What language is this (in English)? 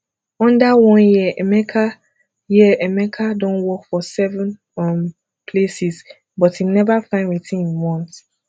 Nigerian Pidgin